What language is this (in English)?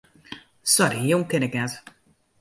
Western Frisian